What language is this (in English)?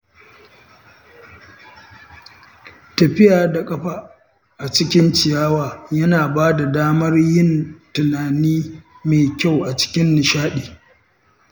Hausa